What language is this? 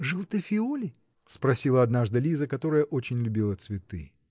Russian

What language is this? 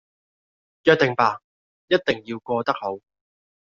Cantonese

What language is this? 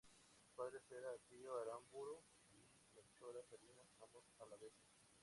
Spanish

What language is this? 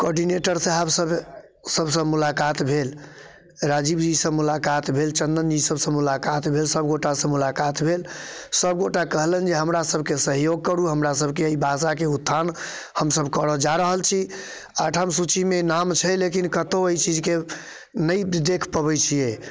Maithili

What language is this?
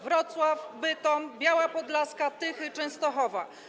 Polish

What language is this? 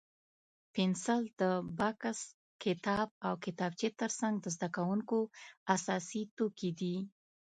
Pashto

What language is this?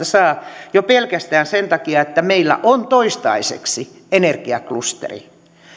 Finnish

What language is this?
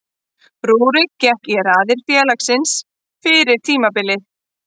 Icelandic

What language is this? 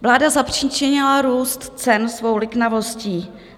Czech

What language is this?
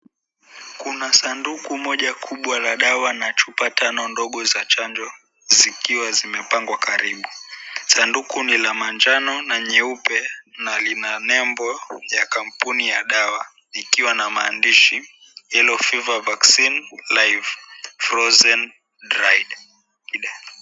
Swahili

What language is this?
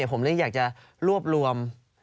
Thai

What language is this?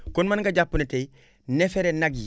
Wolof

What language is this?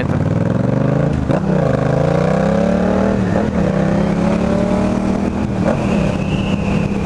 Portuguese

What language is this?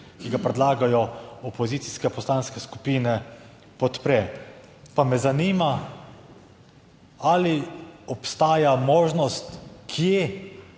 Slovenian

